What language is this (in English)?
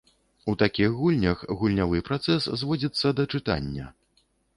Belarusian